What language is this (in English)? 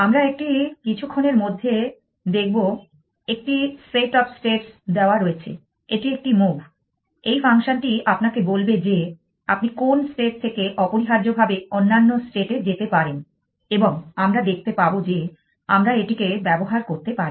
Bangla